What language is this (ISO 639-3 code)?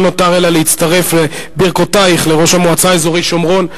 heb